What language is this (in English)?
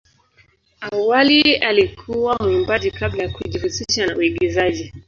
Swahili